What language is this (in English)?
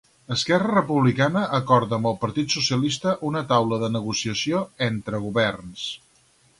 Catalan